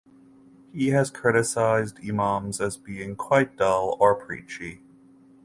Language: English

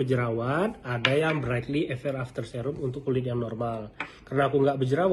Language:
Indonesian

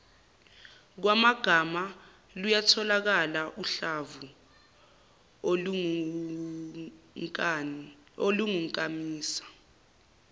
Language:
Zulu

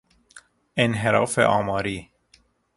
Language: Persian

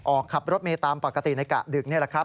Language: Thai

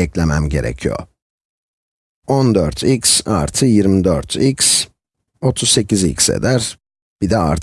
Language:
Turkish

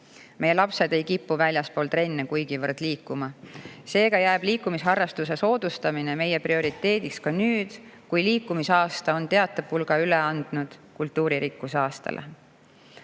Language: Estonian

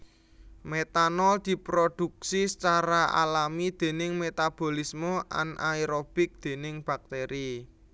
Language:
Javanese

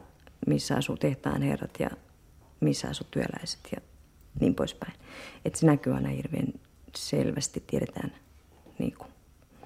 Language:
Finnish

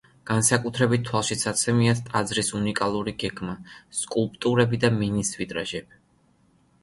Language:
Georgian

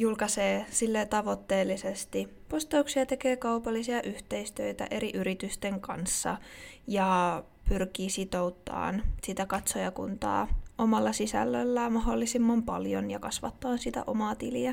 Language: Finnish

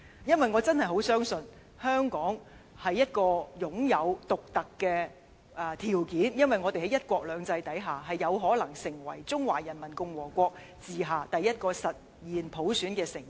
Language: Cantonese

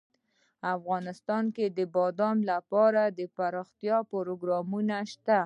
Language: Pashto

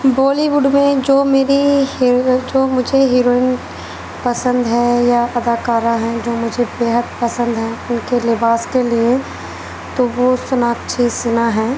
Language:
Urdu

